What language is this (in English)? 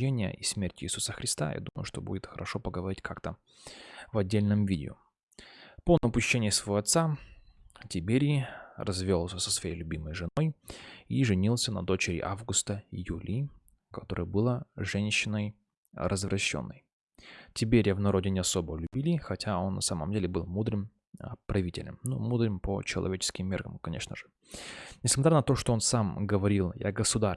Russian